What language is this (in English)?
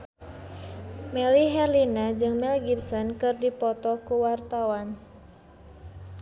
Sundanese